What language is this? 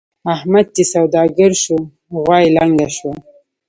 Pashto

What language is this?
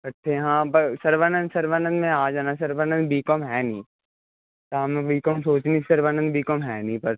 Punjabi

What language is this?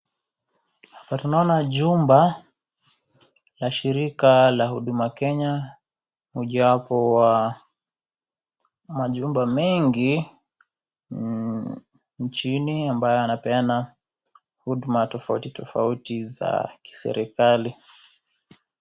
Swahili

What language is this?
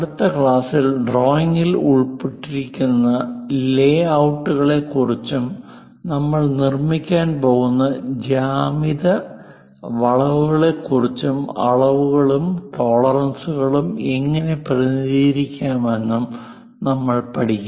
Malayalam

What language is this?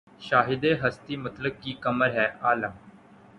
Urdu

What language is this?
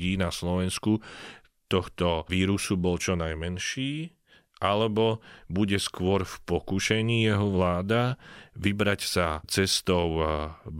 Slovak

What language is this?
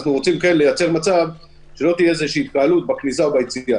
Hebrew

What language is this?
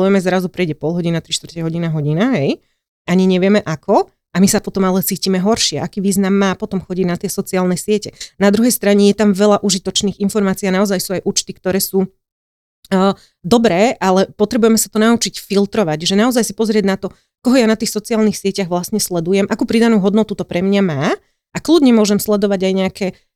Slovak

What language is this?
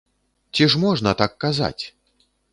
Belarusian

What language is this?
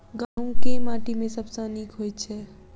Maithili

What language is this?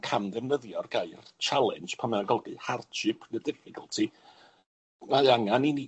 Welsh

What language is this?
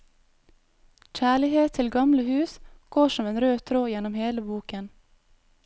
Norwegian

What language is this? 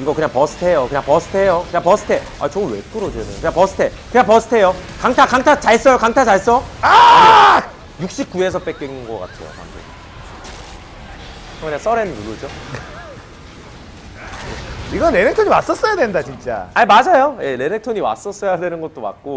Korean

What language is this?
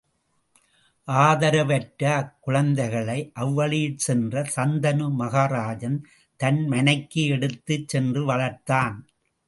Tamil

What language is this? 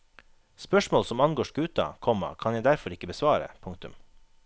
Norwegian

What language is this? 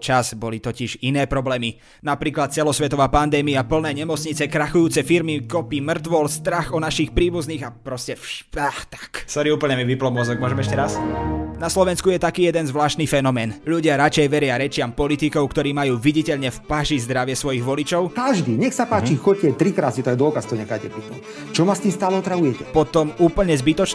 Slovak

